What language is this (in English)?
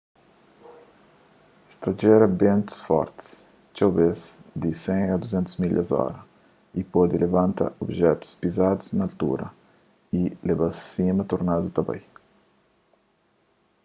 Kabuverdianu